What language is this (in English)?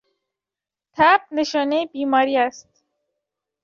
Persian